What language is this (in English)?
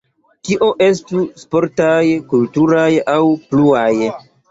Esperanto